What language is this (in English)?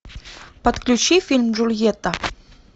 Russian